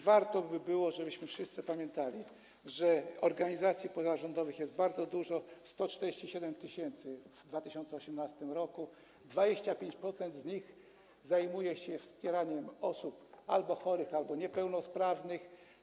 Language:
Polish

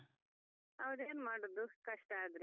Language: Kannada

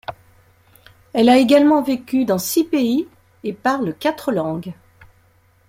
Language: French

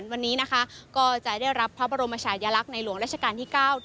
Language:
Thai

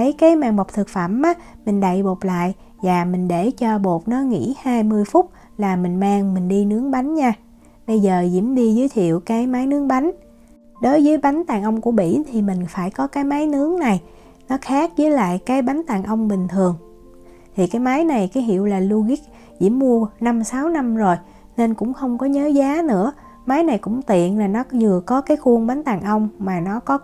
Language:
Vietnamese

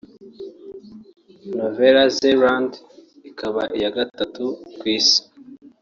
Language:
Kinyarwanda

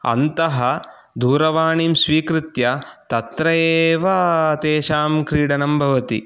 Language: Sanskrit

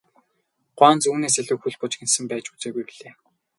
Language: Mongolian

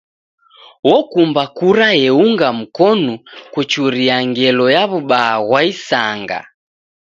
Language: Taita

